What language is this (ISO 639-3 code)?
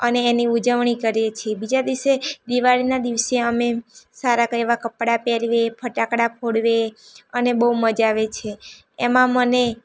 guj